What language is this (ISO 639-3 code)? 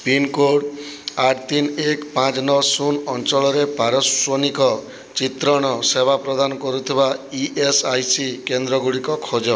ori